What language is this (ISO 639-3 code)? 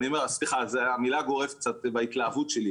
heb